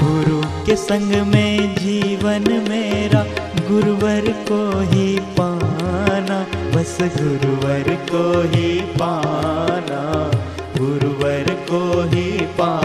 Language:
Hindi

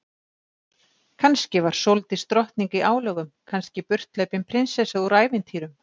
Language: Icelandic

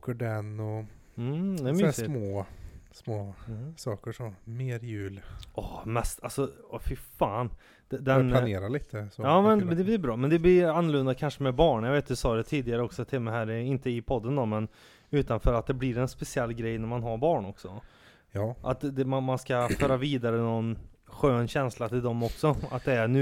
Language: Swedish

